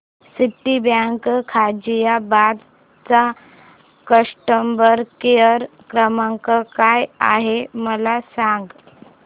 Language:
Marathi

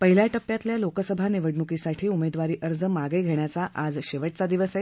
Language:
Marathi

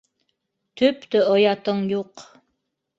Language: Bashkir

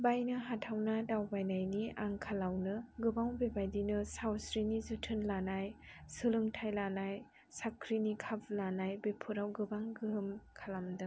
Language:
Bodo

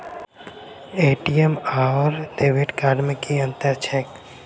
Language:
Maithili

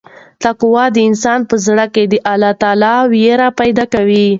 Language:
Pashto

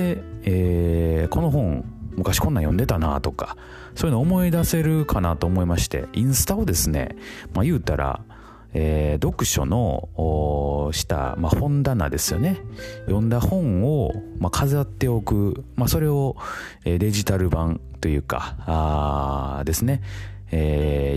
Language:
Japanese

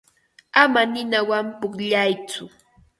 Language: Ambo-Pasco Quechua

